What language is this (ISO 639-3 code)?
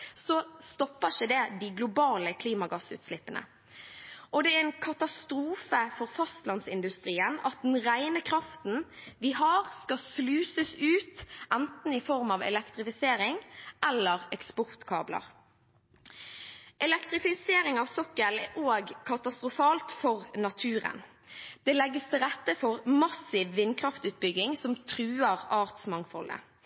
nob